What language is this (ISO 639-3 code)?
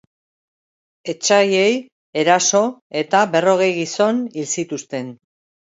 eus